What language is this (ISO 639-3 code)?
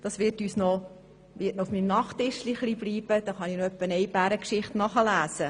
gsw